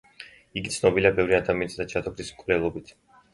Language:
Georgian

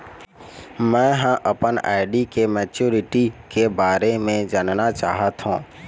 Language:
Chhattisgarhi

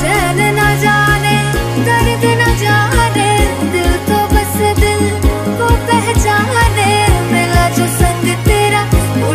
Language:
Polish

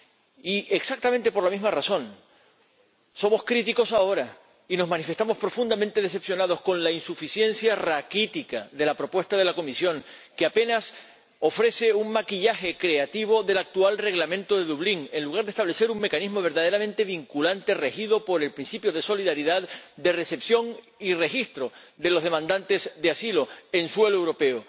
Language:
Spanish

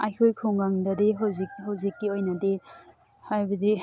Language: Manipuri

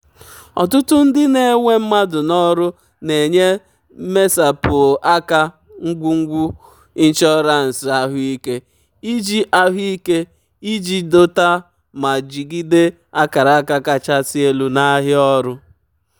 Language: Igbo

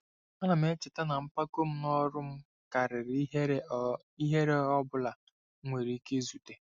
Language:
Igbo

